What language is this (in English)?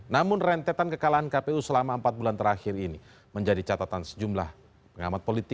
Indonesian